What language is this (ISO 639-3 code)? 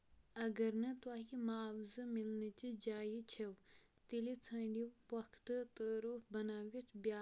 kas